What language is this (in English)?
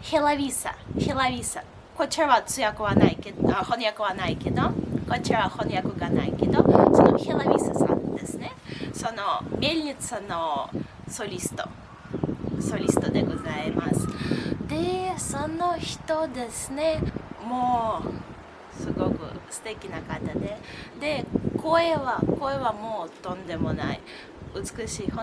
Japanese